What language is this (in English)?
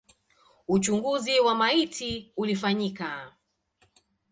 Swahili